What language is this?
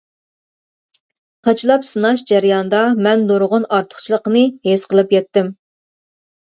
Uyghur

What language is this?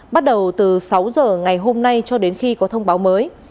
Vietnamese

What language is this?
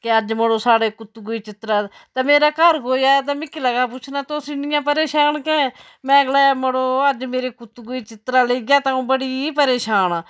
Dogri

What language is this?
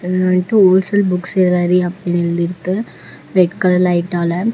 Tamil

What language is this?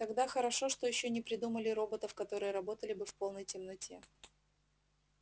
Russian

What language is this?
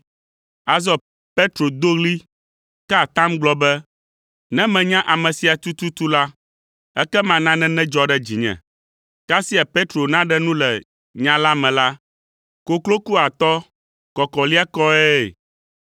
Ewe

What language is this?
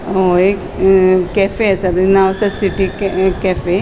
Konkani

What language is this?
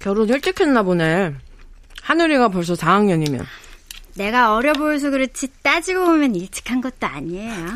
Korean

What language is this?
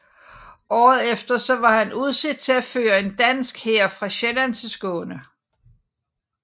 Danish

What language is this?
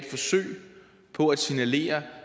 Danish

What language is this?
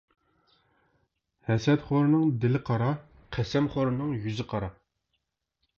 Uyghur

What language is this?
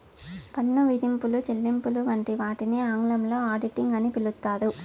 Telugu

